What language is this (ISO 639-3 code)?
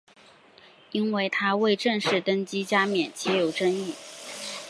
zho